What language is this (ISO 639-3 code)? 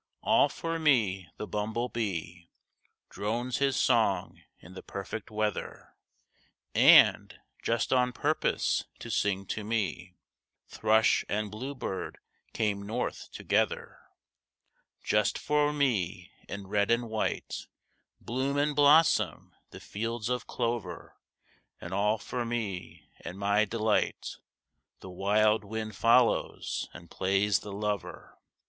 eng